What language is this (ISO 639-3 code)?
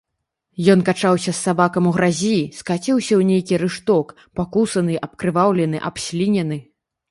bel